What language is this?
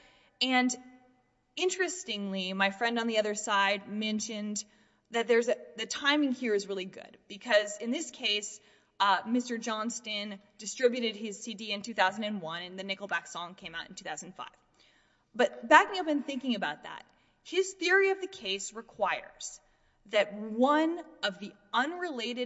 English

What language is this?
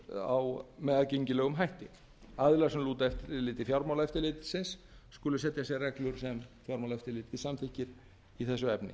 Icelandic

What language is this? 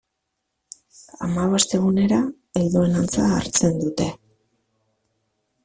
Basque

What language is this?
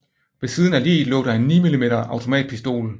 Danish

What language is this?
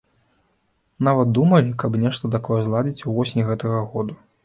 Belarusian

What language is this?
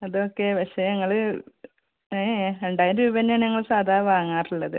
Malayalam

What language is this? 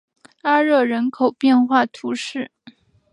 Chinese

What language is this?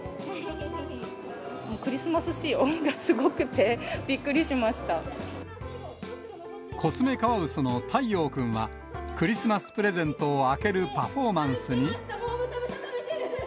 Japanese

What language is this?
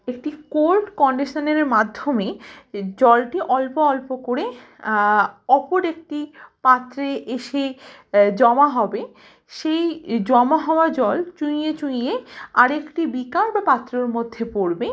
Bangla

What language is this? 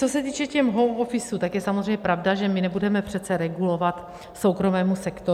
Czech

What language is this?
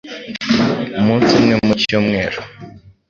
Kinyarwanda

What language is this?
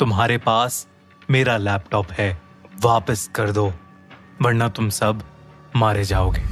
Hindi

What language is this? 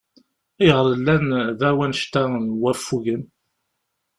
Kabyle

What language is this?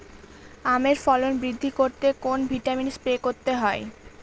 Bangla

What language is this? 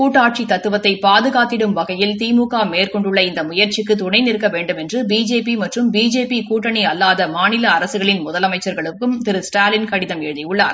Tamil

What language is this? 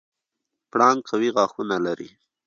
Pashto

